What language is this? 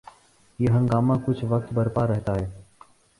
Urdu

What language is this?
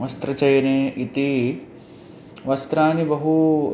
Sanskrit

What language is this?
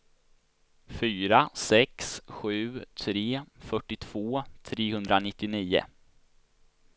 Swedish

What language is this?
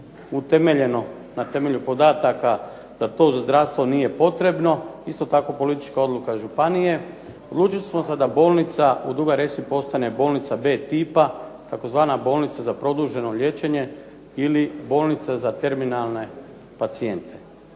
Croatian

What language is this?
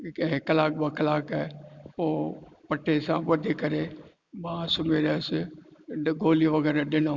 Sindhi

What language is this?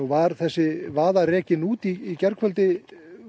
Icelandic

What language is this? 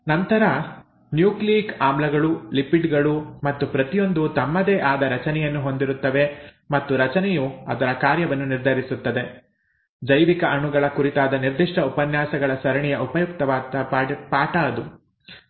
Kannada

